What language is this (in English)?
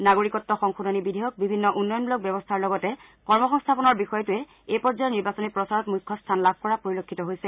Assamese